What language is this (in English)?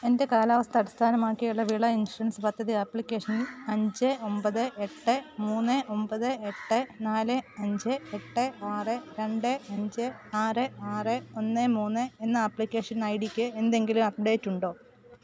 Malayalam